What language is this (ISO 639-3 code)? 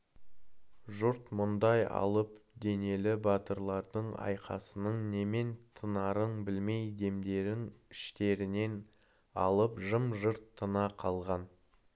kaz